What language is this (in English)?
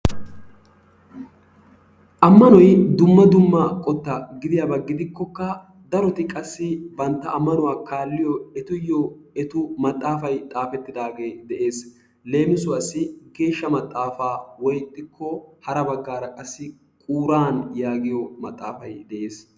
Wolaytta